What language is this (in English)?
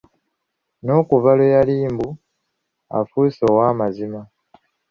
Ganda